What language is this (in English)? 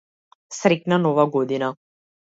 Macedonian